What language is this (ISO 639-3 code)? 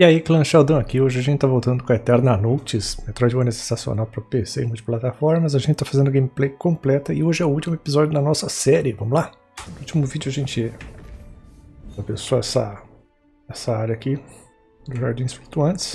por